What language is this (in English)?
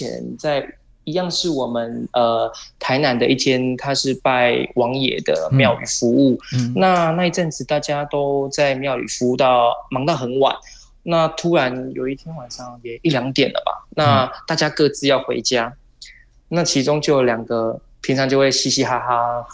Chinese